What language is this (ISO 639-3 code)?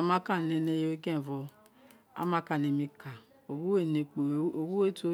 its